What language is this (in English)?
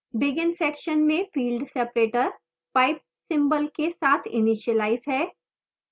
Hindi